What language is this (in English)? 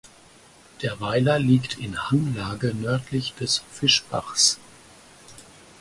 German